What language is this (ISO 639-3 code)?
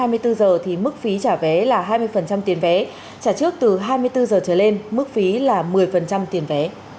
vie